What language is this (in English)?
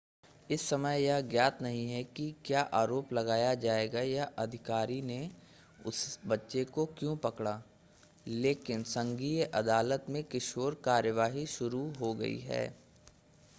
Hindi